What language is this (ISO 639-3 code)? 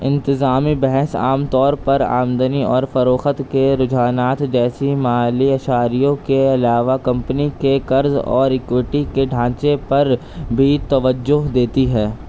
urd